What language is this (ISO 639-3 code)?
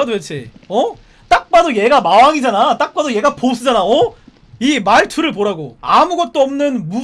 kor